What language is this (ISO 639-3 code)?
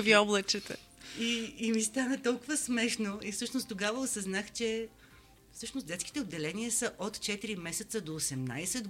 bul